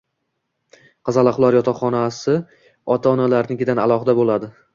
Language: Uzbek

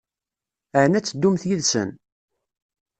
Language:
Kabyle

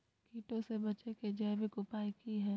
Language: Magahi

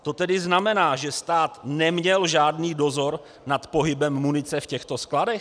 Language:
Czech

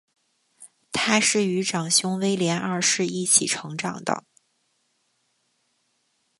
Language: Chinese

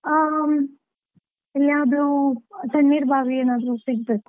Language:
Kannada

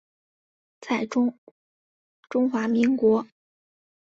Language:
Chinese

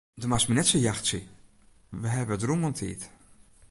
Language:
Western Frisian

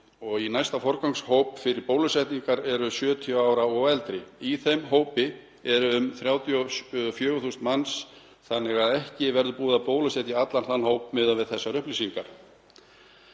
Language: Icelandic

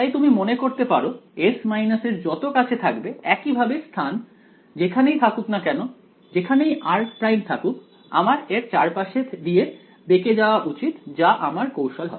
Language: Bangla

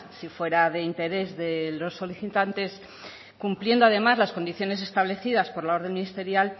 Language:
Spanish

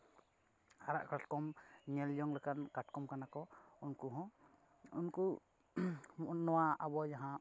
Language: Santali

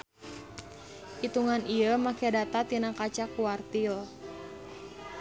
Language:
Sundanese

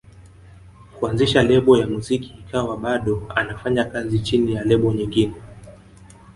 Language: Swahili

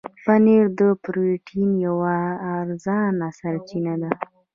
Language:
Pashto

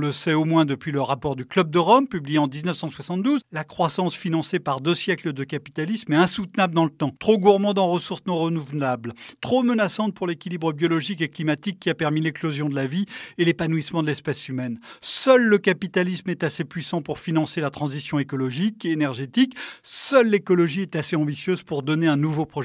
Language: French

